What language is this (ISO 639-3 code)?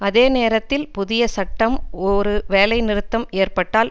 tam